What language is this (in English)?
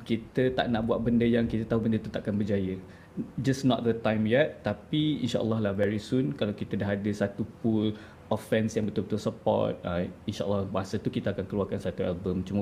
Malay